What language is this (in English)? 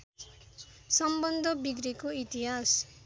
Nepali